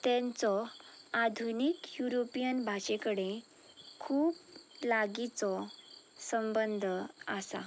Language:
Konkani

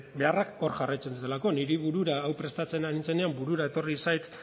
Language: Basque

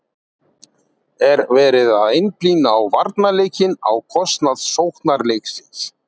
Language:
Icelandic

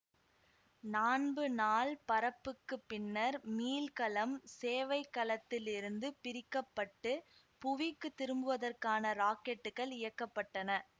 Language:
Tamil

